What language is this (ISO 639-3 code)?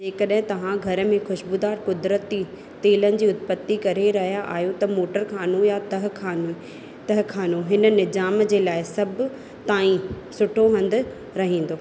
snd